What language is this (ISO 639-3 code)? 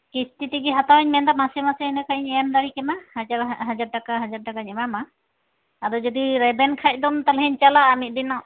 sat